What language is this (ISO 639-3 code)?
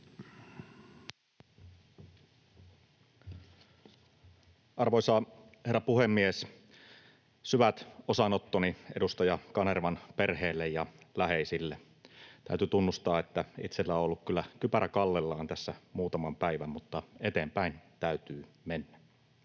fin